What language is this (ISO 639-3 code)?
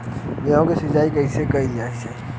bho